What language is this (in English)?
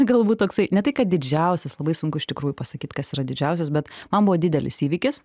Lithuanian